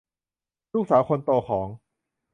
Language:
Thai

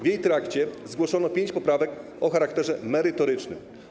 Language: Polish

